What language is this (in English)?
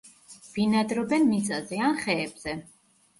Georgian